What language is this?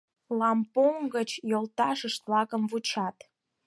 Mari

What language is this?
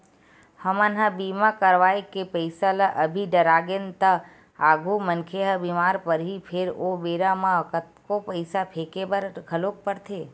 Chhattisgarhi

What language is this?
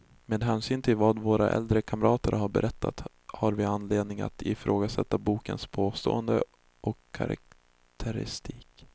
Swedish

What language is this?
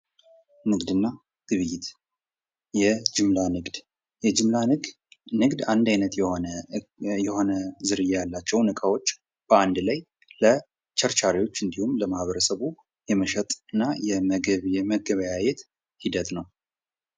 Amharic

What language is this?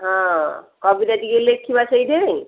Odia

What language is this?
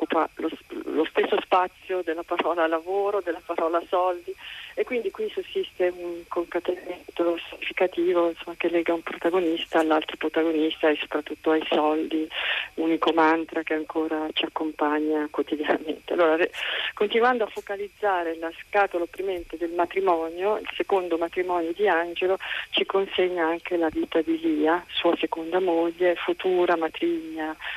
Italian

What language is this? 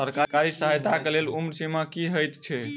Maithili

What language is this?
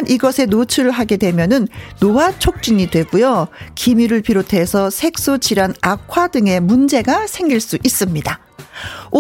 Korean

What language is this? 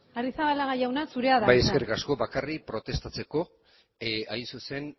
Basque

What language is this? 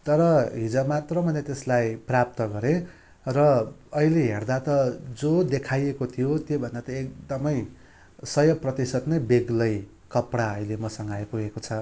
Nepali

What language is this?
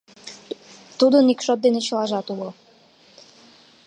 Mari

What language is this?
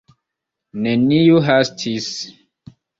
Esperanto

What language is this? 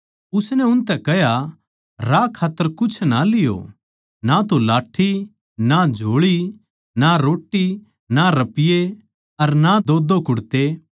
Haryanvi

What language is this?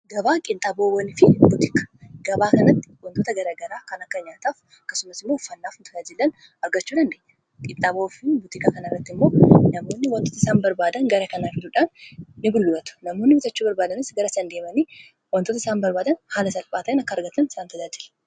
Oromo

